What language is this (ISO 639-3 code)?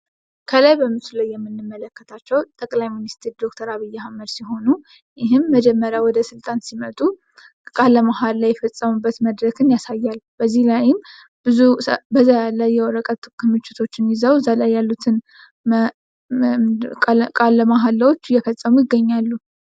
amh